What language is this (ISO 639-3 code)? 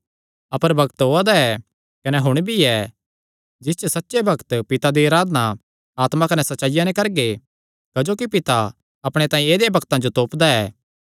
xnr